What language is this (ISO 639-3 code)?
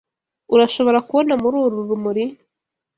kin